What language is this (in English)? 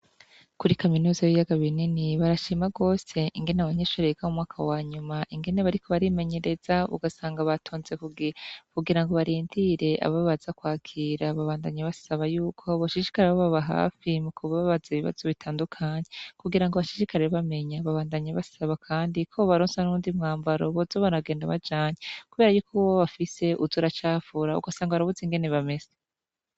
Rundi